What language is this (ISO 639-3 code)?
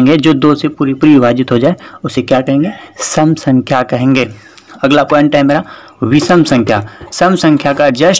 hin